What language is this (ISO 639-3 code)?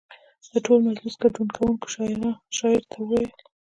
pus